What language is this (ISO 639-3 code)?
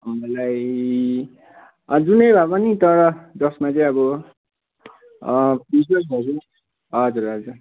nep